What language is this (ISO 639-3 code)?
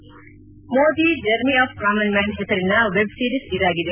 kan